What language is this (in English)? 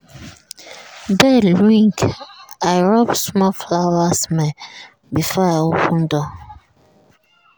Nigerian Pidgin